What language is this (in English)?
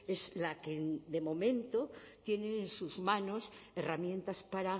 Spanish